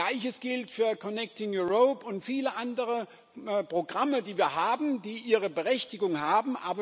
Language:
German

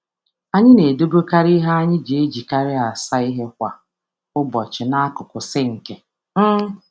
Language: Igbo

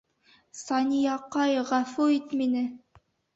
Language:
Bashkir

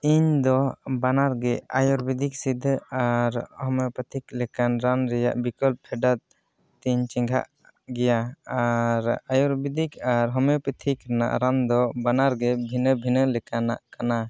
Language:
Santali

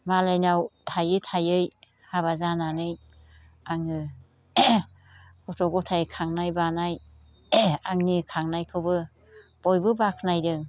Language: Bodo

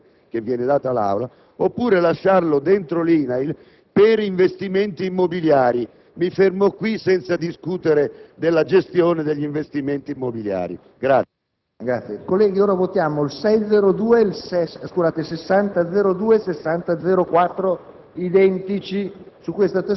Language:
Italian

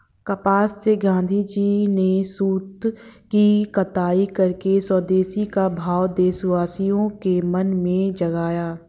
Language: Hindi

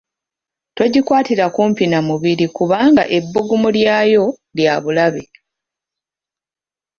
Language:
Ganda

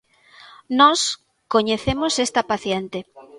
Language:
Galician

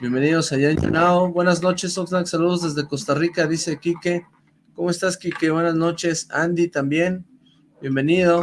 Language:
Spanish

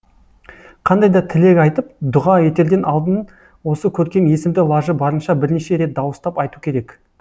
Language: Kazakh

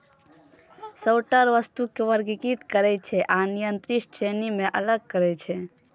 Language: Maithili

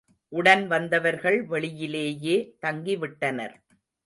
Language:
Tamil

